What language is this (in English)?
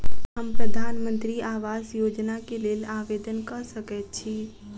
Maithili